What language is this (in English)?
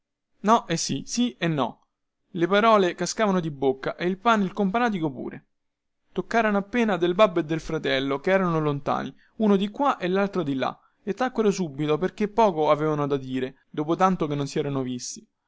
Italian